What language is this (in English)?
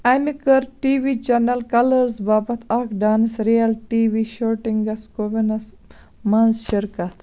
Kashmiri